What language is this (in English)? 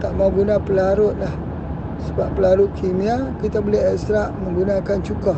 Malay